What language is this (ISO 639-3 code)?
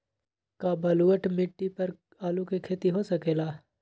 mag